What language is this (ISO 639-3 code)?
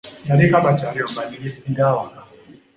lug